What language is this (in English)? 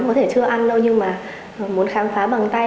Vietnamese